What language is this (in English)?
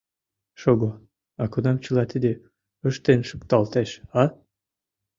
Mari